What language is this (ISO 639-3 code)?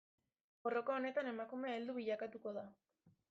eus